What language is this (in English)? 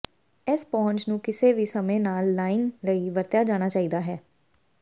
Punjabi